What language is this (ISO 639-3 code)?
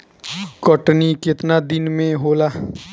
bho